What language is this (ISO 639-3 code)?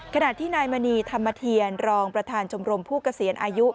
tha